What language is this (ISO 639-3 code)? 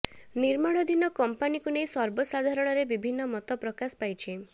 ori